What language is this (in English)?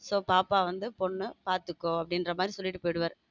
Tamil